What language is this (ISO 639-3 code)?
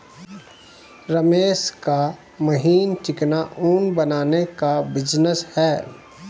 hin